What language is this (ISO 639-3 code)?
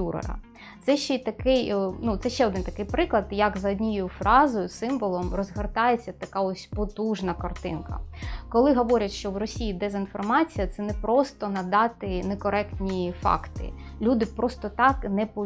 ukr